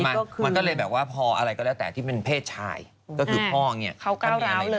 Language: Thai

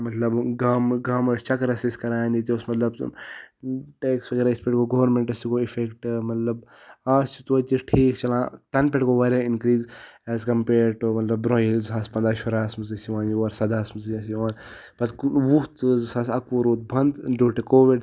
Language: Kashmiri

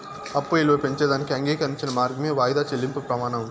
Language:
Telugu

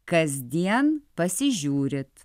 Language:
Lithuanian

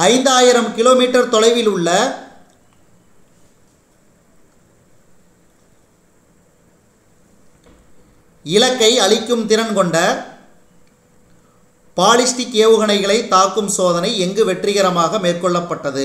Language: Tamil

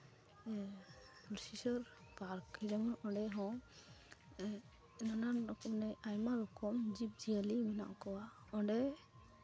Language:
Santali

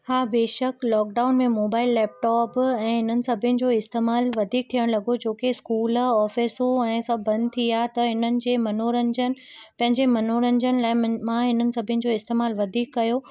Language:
Sindhi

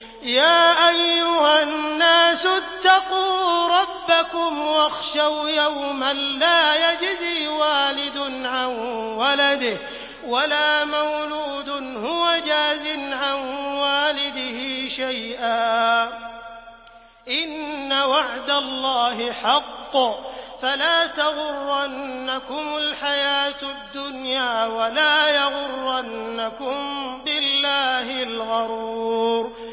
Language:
Arabic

